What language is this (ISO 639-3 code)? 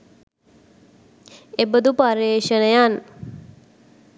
sin